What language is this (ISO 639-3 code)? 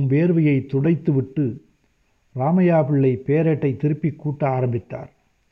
tam